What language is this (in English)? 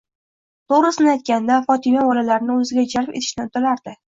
Uzbek